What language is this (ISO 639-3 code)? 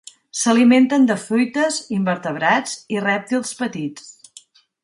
cat